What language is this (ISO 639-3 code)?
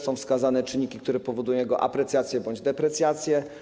pol